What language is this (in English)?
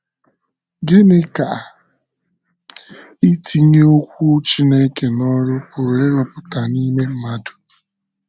Igbo